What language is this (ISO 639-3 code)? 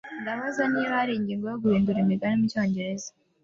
kin